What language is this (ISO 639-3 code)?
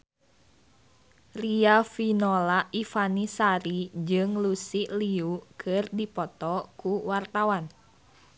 sun